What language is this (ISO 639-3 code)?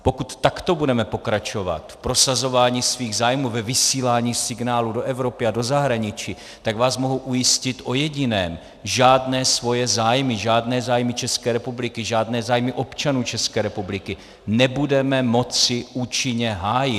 ces